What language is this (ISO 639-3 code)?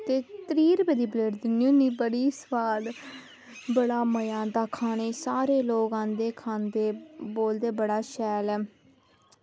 doi